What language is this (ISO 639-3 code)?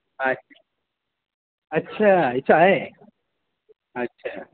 urd